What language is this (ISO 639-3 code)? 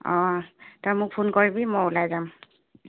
asm